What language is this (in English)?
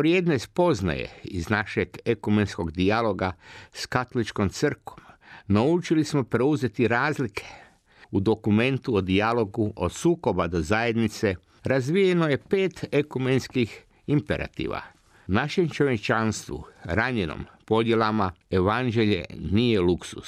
Croatian